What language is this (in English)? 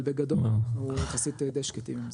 Hebrew